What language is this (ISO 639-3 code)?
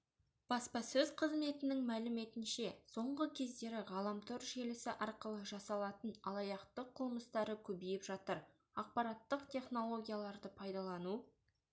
kaz